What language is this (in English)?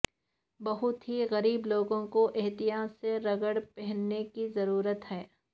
Urdu